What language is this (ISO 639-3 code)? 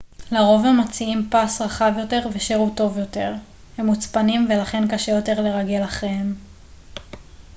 heb